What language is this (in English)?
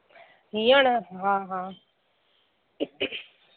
Sindhi